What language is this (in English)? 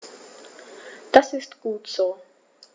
German